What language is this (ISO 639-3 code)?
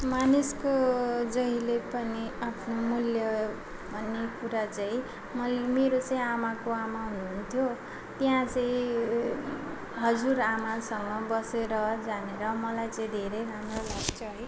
nep